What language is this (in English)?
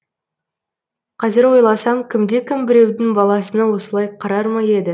Kazakh